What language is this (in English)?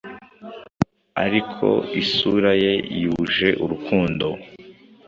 Kinyarwanda